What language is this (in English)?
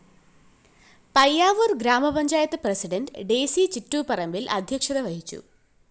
Malayalam